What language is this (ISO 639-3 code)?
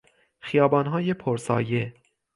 fas